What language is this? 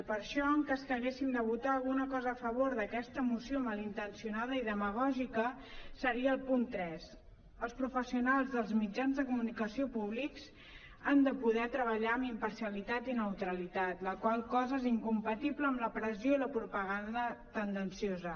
Catalan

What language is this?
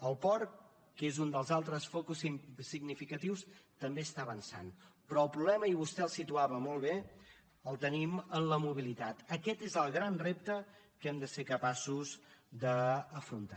Catalan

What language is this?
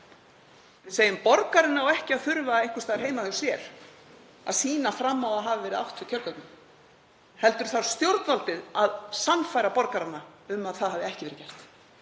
Icelandic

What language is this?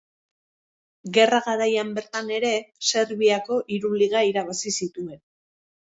Basque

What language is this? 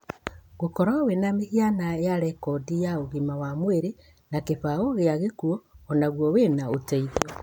Kikuyu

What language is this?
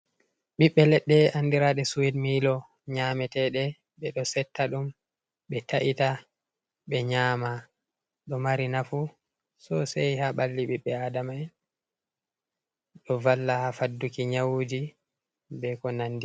Fula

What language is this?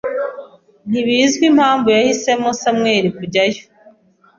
Kinyarwanda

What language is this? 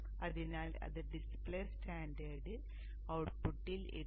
Malayalam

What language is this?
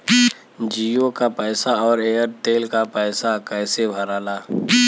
Bhojpuri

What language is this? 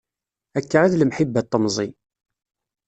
Kabyle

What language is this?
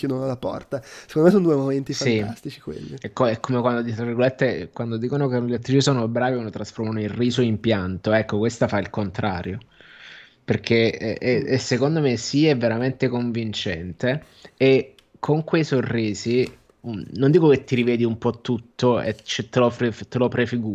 Italian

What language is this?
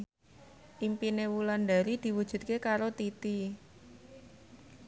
Javanese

